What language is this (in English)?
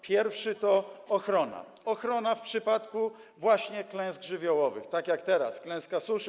Polish